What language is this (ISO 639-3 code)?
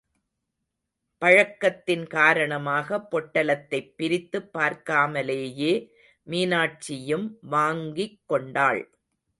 tam